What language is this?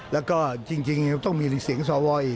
Thai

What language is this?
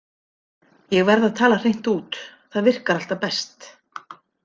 Icelandic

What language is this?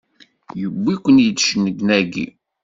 Kabyle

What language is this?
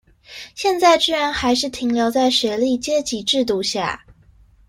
Chinese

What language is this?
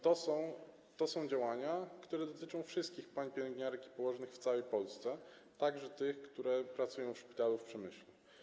Polish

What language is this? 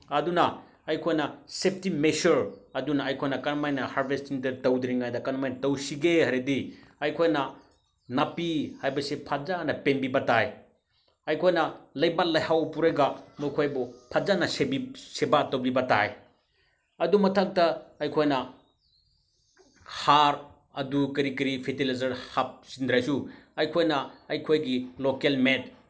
Manipuri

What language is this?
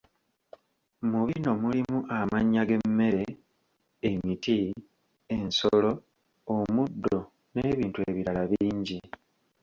Ganda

